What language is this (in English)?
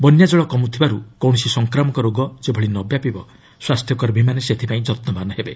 Odia